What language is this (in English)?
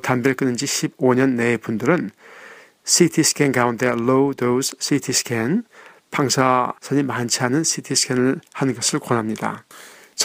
Korean